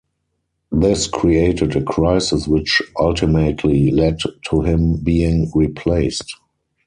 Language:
English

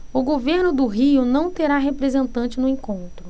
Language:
Portuguese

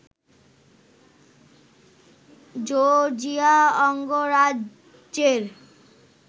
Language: Bangla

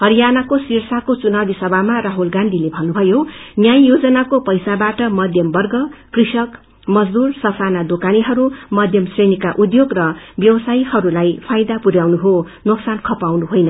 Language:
Nepali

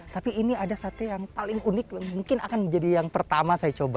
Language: Indonesian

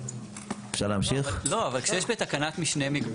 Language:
Hebrew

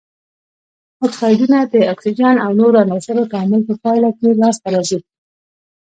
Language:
Pashto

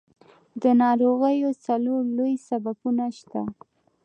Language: Pashto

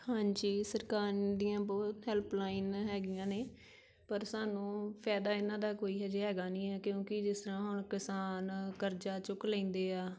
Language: Punjabi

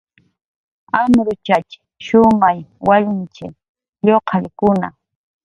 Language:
Jaqaru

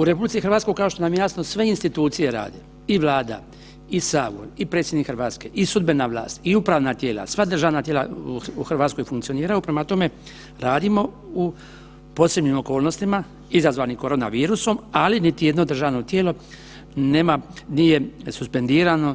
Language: Croatian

